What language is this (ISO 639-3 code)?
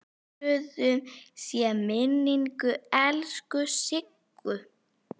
isl